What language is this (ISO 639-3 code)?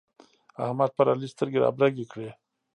pus